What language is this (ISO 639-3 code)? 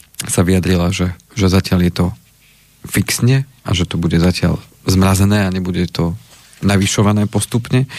slk